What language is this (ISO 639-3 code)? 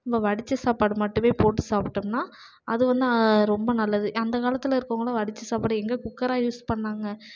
tam